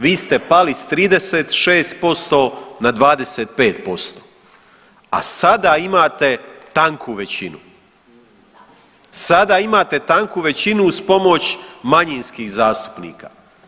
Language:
Croatian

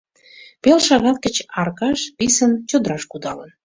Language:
Mari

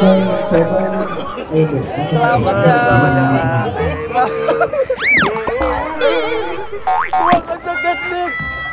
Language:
Indonesian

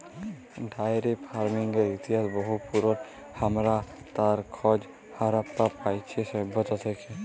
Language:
Bangla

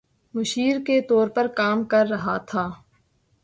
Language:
Urdu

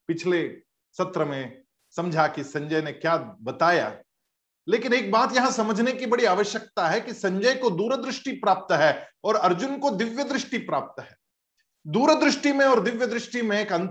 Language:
Hindi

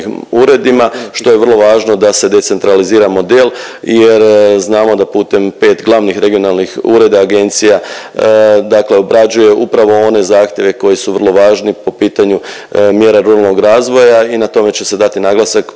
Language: Croatian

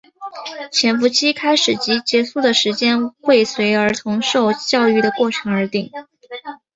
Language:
Chinese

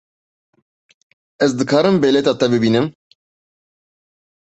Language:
Kurdish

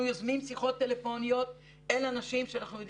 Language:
Hebrew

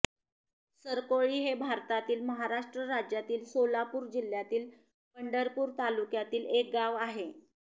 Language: Marathi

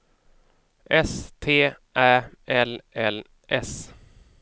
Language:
Swedish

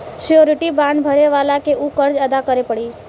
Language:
Bhojpuri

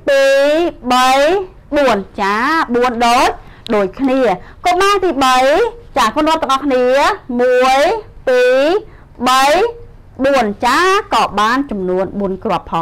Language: Thai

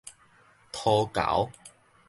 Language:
Min Nan Chinese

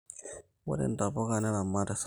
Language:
Masai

